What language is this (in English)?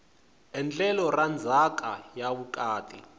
Tsonga